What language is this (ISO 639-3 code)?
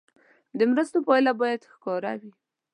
pus